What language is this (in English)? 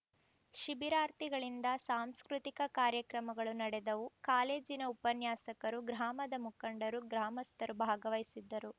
Kannada